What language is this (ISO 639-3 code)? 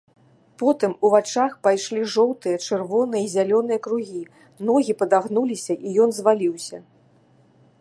bel